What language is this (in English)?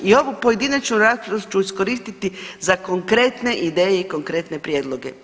Croatian